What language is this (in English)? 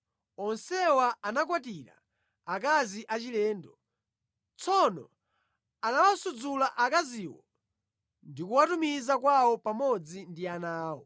Nyanja